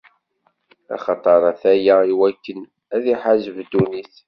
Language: Kabyle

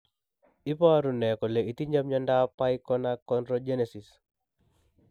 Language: Kalenjin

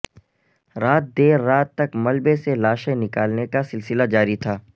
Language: Urdu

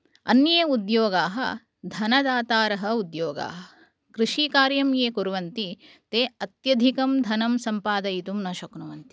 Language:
Sanskrit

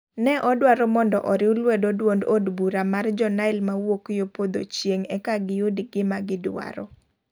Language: Luo (Kenya and Tanzania)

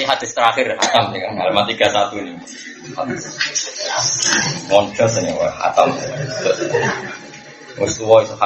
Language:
Indonesian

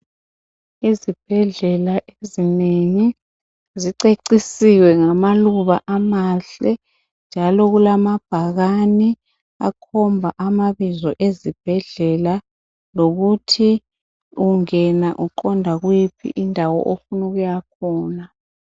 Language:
North Ndebele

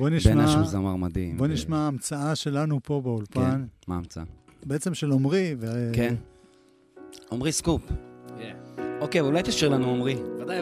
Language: Hebrew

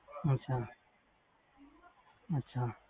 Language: Punjabi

